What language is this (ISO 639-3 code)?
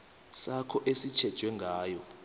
nbl